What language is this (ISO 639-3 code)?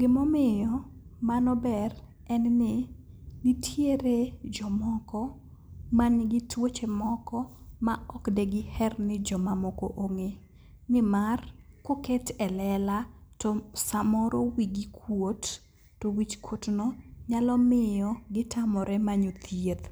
luo